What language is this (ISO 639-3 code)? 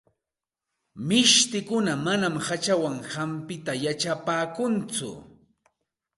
qxt